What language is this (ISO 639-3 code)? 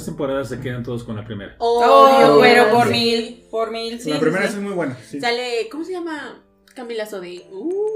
spa